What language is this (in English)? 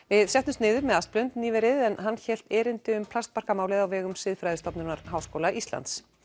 Icelandic